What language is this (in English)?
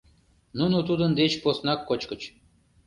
Mari